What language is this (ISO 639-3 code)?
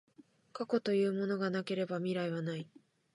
jpn